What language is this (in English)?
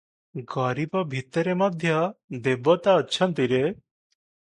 Odia